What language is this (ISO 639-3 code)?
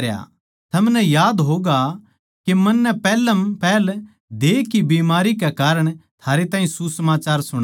bgc